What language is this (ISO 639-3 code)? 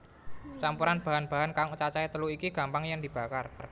jav